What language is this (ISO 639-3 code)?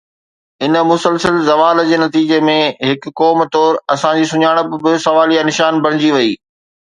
snd